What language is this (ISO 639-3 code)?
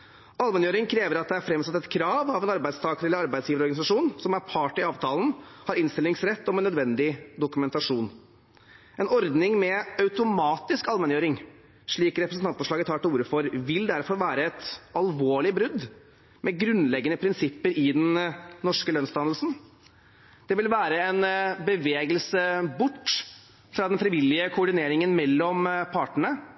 nob